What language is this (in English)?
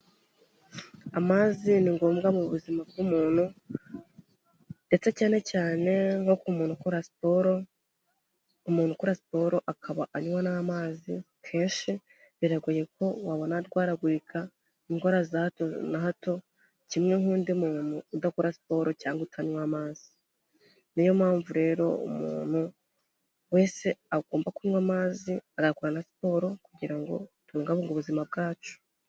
Kinyarwanda